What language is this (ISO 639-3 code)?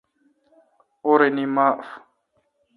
xka